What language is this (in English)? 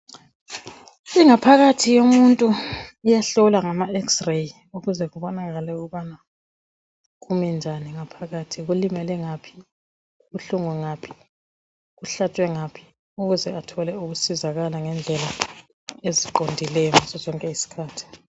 North Ndebele